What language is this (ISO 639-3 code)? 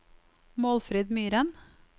nor